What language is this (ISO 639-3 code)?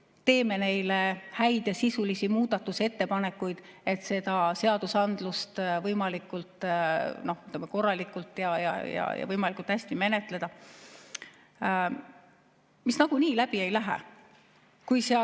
est